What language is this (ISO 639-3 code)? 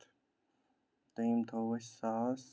kas